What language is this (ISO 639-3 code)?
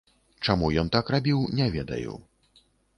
bel